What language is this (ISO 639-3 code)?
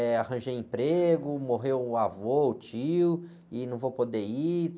por